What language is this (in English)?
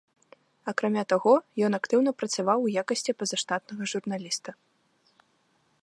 Belarusian